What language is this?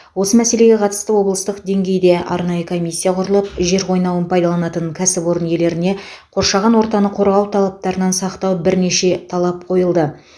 Kazakh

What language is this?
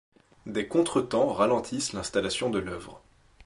French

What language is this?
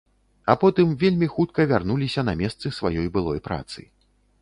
Belarusian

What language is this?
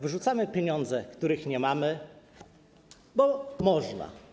Polish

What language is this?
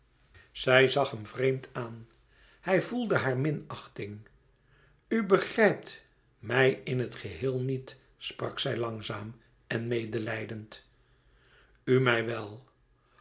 Dutch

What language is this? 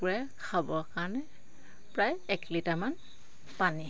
Assamese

